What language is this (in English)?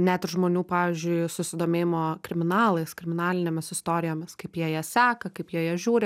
Lithuanian